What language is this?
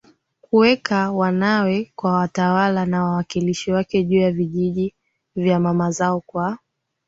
Swahili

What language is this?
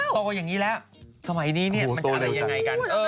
Thai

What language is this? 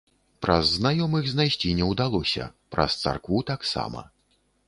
Belarusian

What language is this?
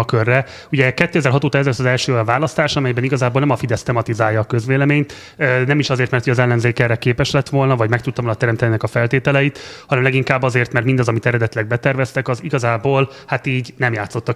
Hungarian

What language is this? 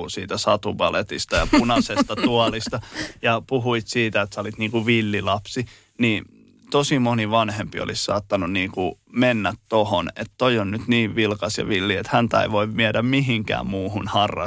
Finnish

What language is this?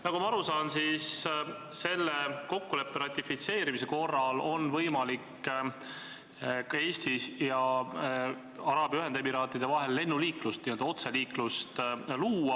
Estonian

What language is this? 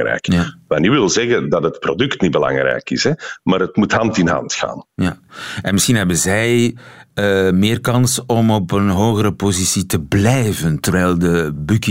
Dutch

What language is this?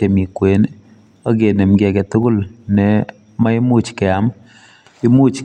Kalenjin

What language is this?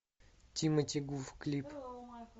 Russian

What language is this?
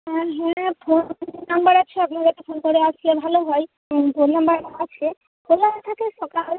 Bangla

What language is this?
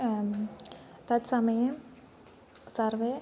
Sanskrit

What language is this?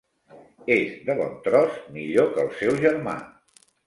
Catalan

